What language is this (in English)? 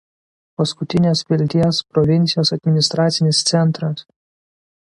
Lithuanian